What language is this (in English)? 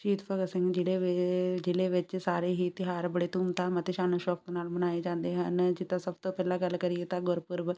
Punjabi